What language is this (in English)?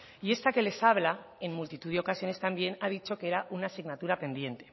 Spanish